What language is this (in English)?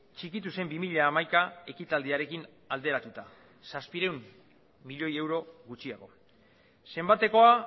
Basque